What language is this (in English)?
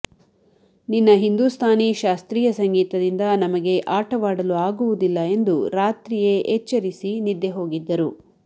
Kannada